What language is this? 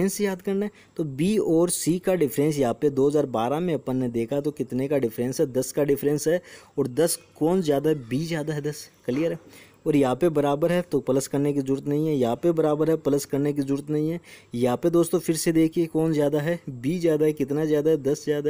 Hindi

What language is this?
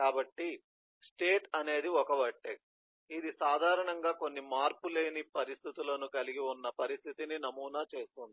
Telugu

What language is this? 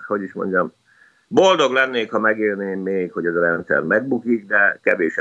Hungarian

